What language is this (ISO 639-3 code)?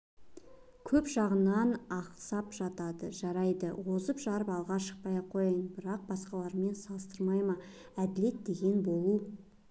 kaz